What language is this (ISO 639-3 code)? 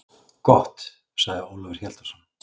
isl